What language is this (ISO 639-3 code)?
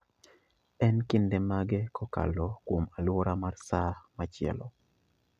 luo